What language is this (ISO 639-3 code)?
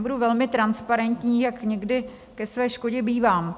ces